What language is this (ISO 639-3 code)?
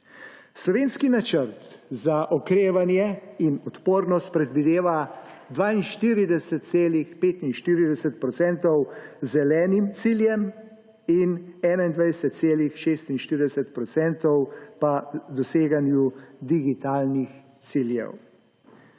slv